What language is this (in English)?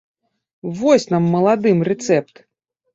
Belarusian